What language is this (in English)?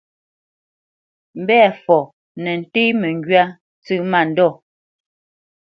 Bamenyam